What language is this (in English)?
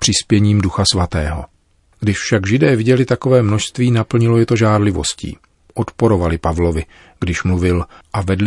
Czech